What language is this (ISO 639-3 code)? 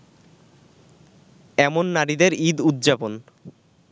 ben